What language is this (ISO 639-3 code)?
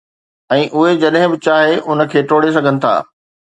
snd